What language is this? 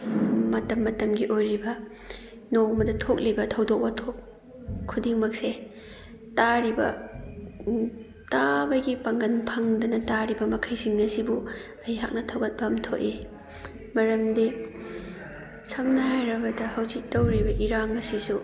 Manipuri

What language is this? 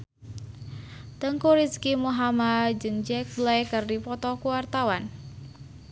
Sundanese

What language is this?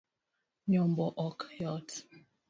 Luo (Kenya and Tanzania)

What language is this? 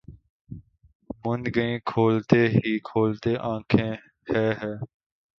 Urdu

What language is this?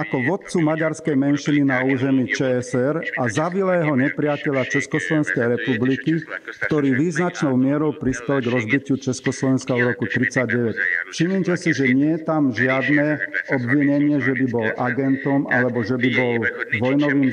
Slovak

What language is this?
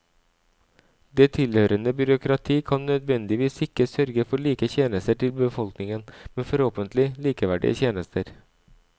Norwegian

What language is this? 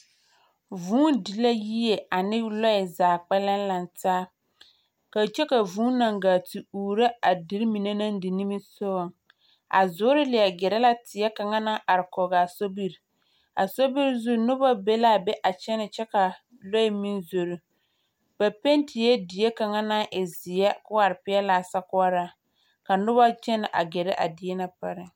Southern Dagaare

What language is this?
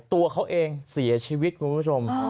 Thai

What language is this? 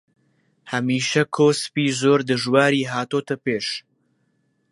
Central Kurdish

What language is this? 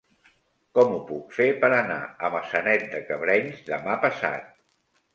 Catalan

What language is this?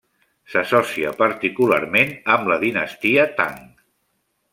Catalan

